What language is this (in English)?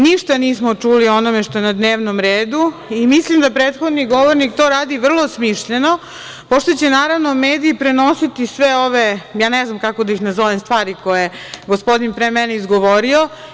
Serbian